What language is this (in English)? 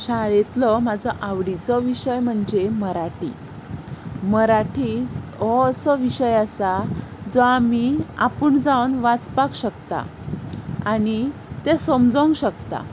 Konkani